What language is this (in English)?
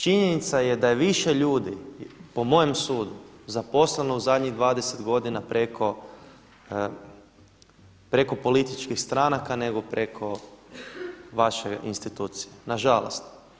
Croatian